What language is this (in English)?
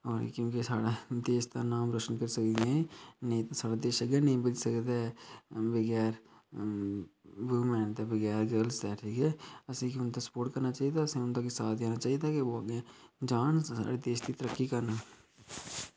Dogri